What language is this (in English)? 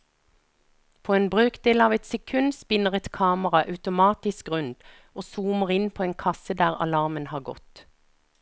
Norwegian